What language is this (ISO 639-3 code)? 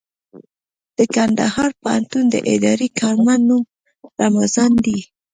pus